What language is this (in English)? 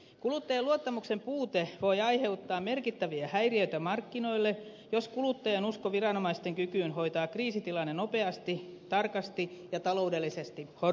Finnish